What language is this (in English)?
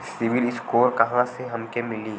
Bhojpuri